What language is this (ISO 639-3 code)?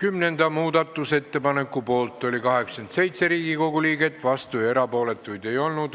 est